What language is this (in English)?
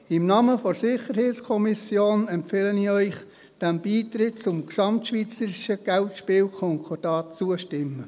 Swiss German